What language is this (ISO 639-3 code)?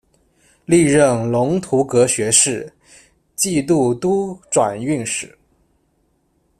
zho